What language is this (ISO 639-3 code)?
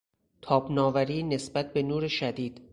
fas